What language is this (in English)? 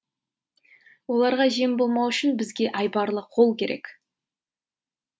Kazakh